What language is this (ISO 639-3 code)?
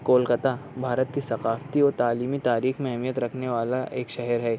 urd